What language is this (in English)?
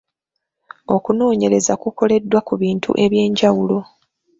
Ganda